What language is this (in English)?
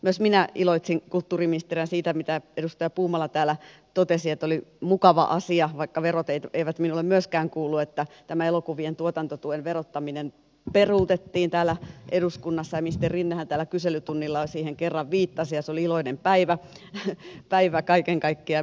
Finnish